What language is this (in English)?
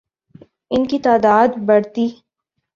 Urdu